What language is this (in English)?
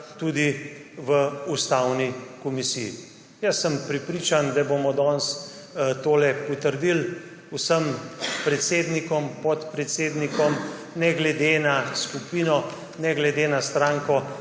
Slovenian